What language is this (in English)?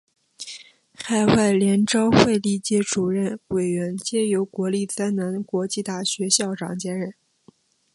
Chinese